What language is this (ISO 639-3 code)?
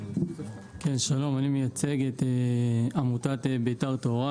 heb